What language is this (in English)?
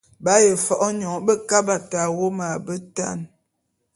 Bulu